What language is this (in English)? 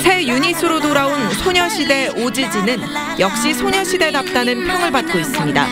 Korean